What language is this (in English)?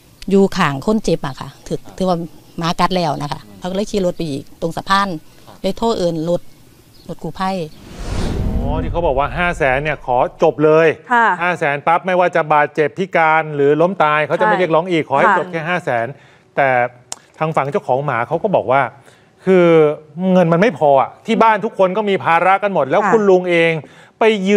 Thai